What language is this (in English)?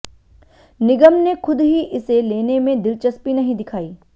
Hindi